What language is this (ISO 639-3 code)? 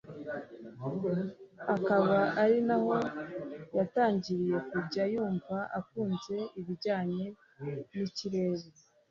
kin